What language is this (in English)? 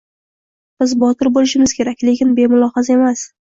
Uzbek